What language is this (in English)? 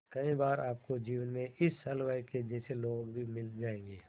Hindi